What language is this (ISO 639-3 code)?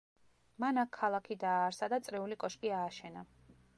kat